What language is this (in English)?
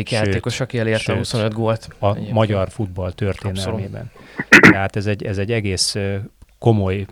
Hungarian